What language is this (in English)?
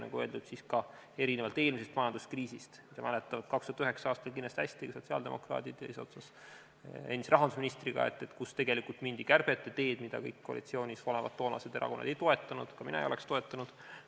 Estonian